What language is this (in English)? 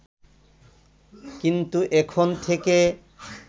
Bangla